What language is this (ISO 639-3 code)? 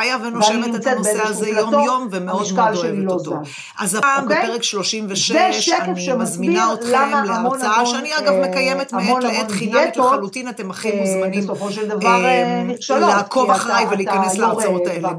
heb